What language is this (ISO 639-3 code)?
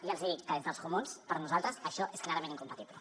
cat